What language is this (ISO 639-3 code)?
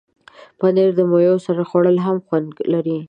pus